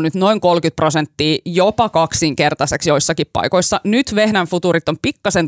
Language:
Finnish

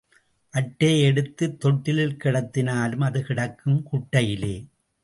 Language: Tamil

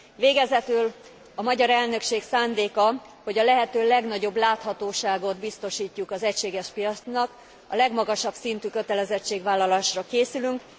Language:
Hungarian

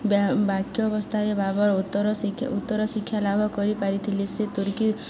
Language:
Odia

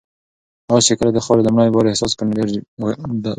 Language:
Pashto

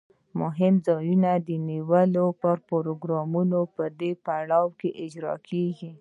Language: Pashto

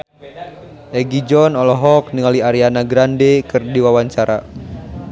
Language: Sundanese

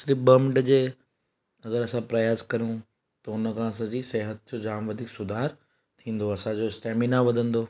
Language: Sindhi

